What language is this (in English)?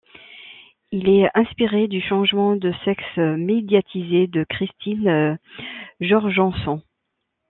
French